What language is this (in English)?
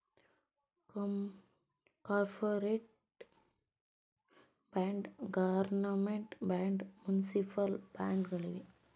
Kannada